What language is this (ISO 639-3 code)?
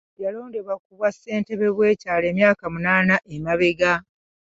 lug